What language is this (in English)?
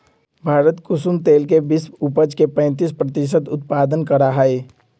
Magahi